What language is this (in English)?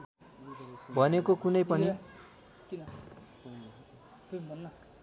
Nepali